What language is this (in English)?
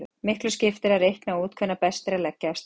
Icelandic